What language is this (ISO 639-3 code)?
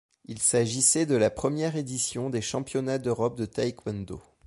fra